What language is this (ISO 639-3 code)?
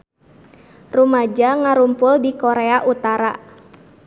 sun